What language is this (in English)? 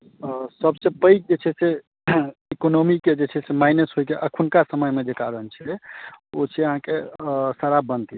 Maithili